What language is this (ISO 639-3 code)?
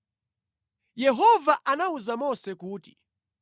nya